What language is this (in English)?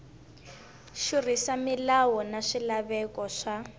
Tsonga